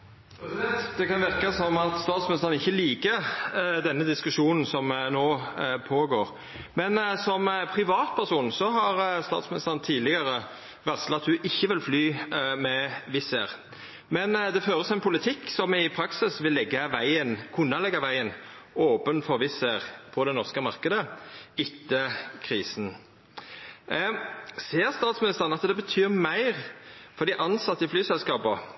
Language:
Norwegian Nynorsk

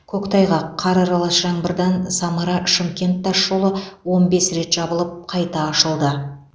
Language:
Kazakh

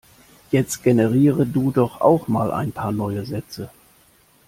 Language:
German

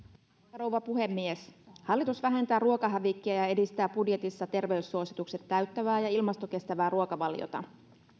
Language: Finnish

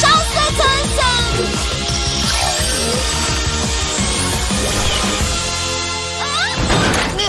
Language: Turkish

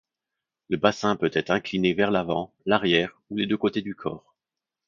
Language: French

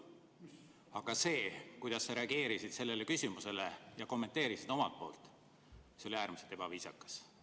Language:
Estonian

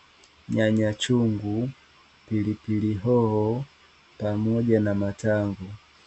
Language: Swahili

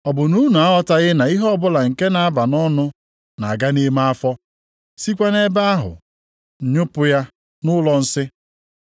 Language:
Igbo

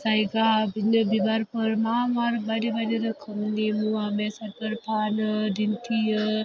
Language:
Bodo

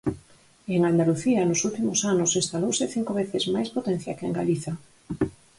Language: Galician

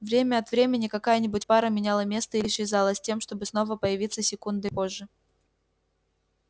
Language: Russian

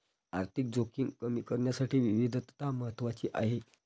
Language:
Marathi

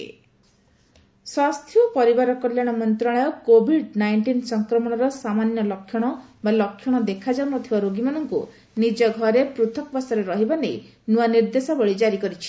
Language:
Odia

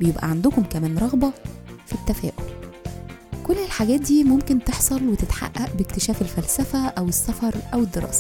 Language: Arabic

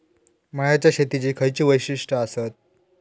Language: Marathi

